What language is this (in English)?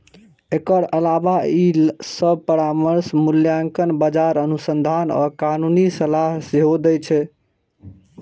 Maithili